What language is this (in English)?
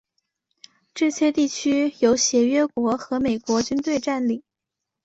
Chinese